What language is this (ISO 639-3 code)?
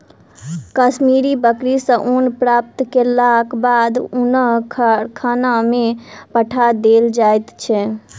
mai